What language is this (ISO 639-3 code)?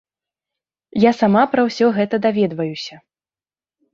bel